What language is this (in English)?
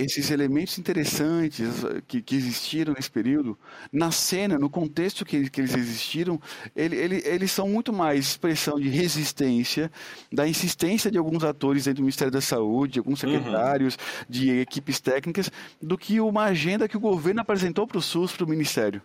Portuguese